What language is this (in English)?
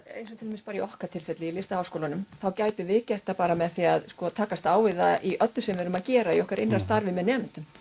Icelandic